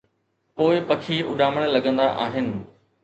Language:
Sindhi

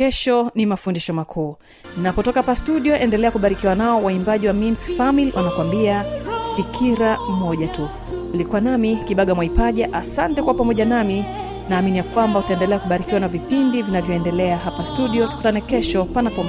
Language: Swahili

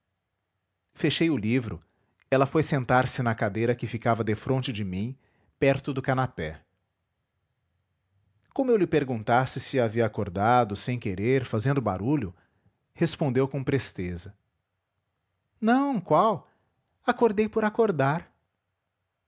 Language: Portuguese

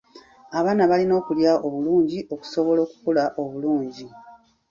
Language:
Ganda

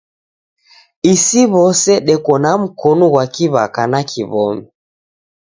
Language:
Taita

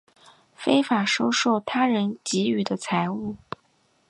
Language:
Chinese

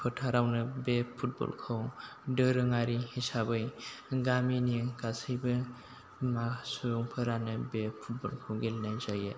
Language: Bodo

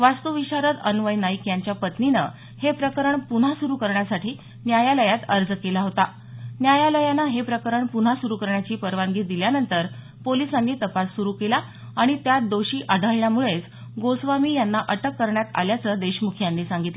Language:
Marathi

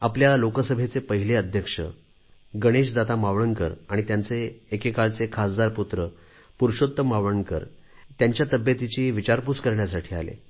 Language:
Marathi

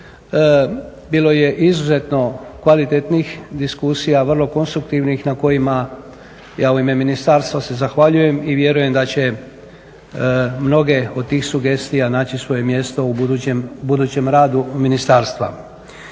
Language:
Croatian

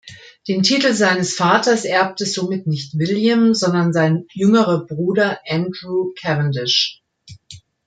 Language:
German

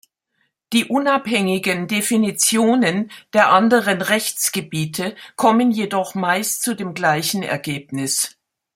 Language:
German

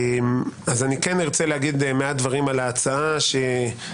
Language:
Hebrew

